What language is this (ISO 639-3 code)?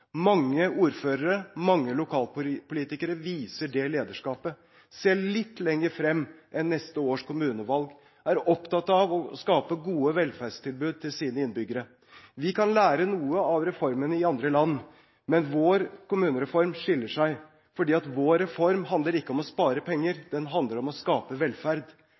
nob